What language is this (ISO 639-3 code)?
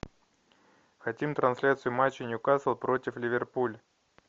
rus